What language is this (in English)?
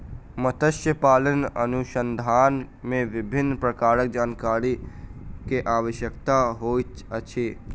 Maithili